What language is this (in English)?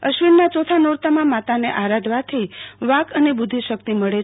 Gujarati